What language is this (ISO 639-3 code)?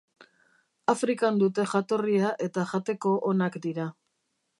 eus